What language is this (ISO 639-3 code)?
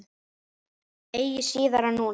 isl